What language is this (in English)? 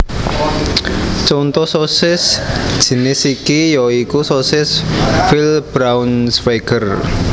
Javanese